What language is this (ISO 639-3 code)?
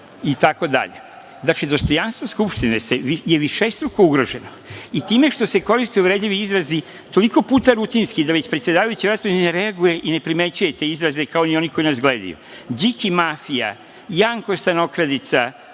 srp